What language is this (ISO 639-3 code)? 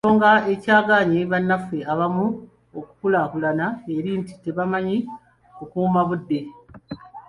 lug